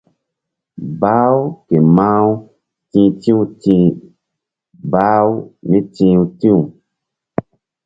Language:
Mbum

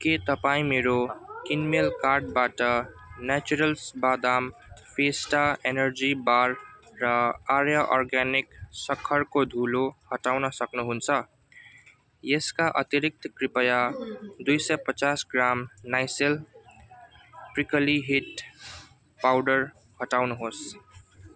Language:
Nepali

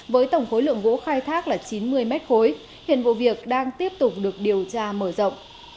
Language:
Vietnamese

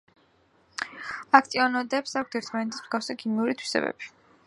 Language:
Georgian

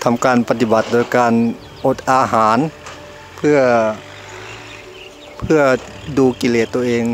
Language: Thai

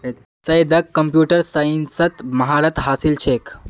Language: Magahi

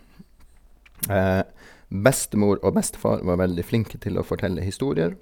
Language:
Norwegian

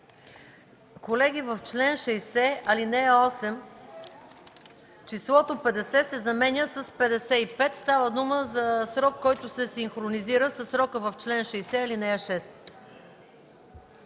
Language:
Bulgarian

